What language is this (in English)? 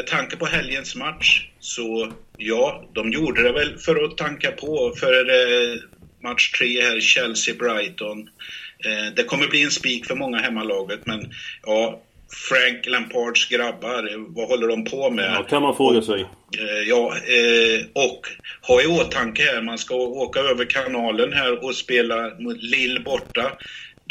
Swedish